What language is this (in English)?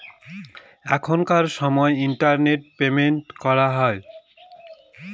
Bangla